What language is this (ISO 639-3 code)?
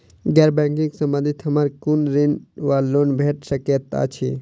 mai